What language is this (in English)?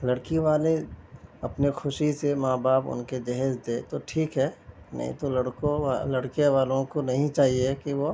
Urdu